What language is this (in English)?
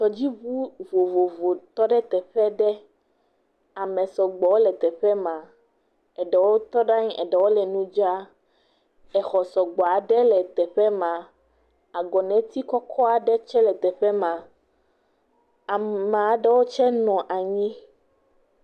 Ewe